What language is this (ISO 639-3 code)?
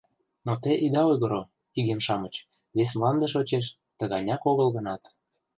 chm